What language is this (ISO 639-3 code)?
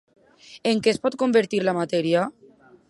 cat